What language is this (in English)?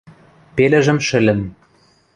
Western Mari